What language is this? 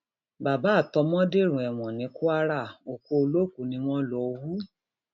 Yoruba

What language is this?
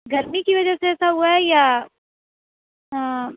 Urdu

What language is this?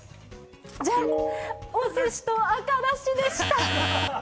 Japanese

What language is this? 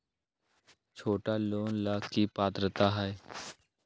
Magahi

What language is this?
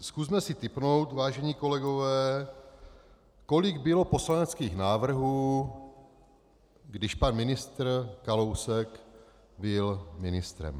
Czech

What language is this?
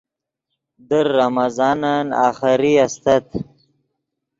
Yidgha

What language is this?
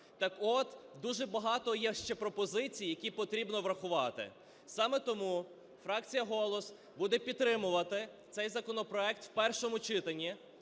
Ukrainian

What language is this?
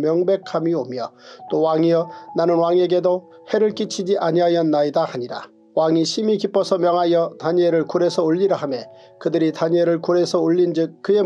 Korean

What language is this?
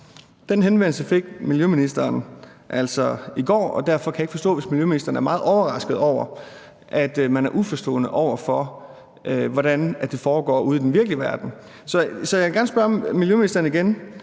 Danish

